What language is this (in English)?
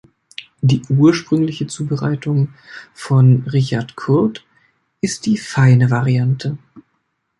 German